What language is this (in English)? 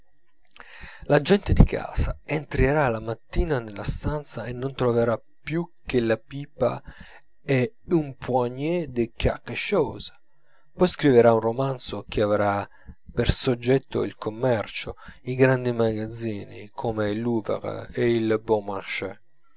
Italian